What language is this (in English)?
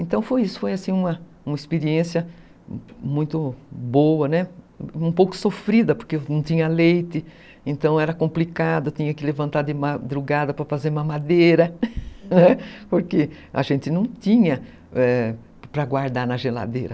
Portuguese